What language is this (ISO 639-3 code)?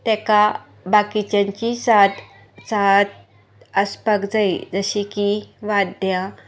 kok